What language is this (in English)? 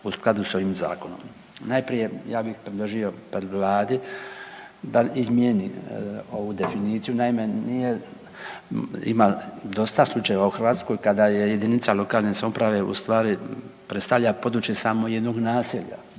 Croatian